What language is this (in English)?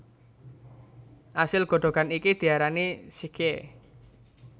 Javanese